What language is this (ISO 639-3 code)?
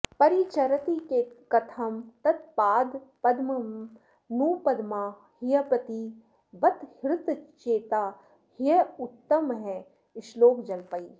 san